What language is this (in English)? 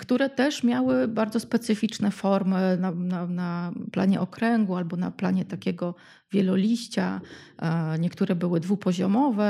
Polish